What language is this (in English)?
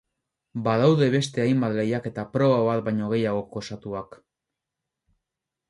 Basque